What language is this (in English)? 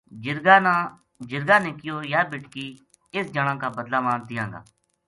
Gujari